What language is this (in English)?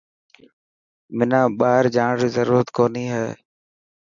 Dhatki